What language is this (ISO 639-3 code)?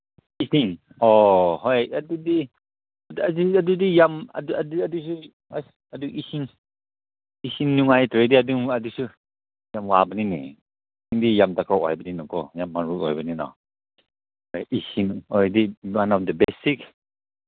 mni